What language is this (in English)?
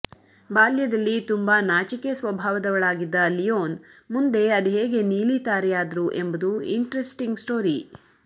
Kannada